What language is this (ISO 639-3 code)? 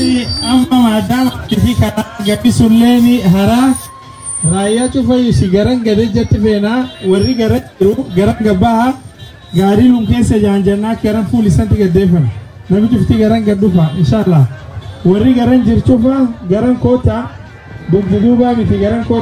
ind